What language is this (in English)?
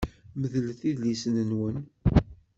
Kabyle